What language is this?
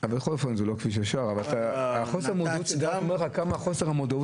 Hebrew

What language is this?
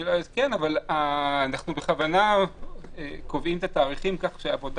Hebrew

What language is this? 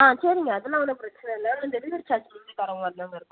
Tamil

